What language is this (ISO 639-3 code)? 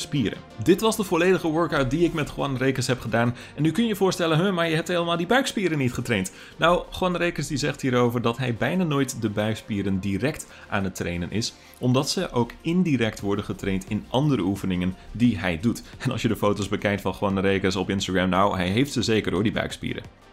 nld